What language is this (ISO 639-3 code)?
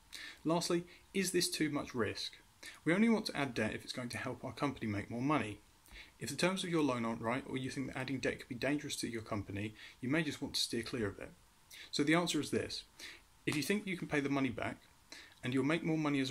eng